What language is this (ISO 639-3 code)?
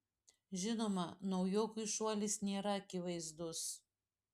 lit